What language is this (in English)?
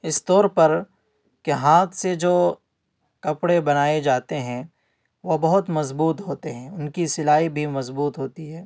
Urdu